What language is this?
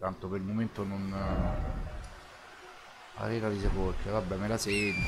Italian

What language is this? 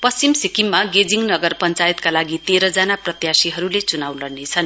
Nepali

